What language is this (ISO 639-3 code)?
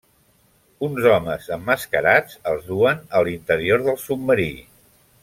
cat